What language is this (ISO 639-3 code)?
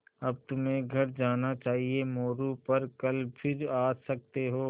hin